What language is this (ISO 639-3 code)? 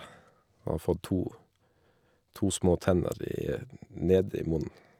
nor